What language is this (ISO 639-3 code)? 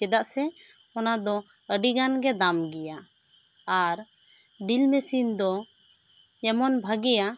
sat